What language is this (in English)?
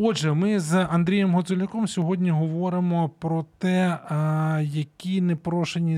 Ukrainian